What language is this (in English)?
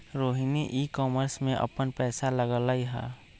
Magahi